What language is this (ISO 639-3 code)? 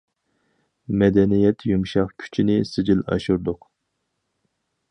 uig